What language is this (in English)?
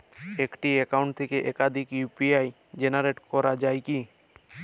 Bangla